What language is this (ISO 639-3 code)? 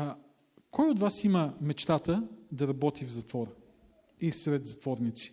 bul